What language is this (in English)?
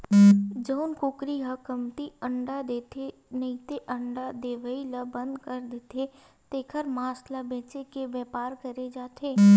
Chhattisgarhi